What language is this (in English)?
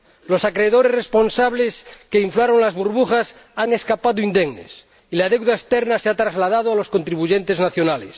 Spanish